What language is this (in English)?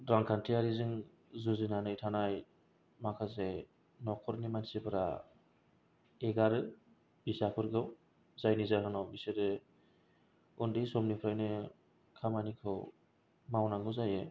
Bodo